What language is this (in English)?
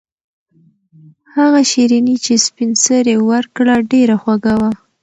Pashto